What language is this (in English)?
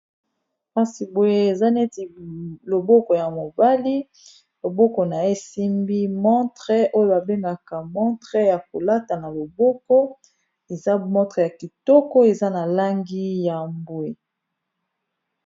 Lingala